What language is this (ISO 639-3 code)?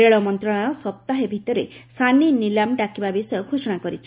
ori